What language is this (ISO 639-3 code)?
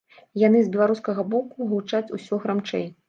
bel